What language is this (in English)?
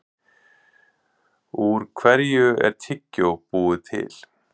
Icelandic